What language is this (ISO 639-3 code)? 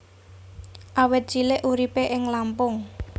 jav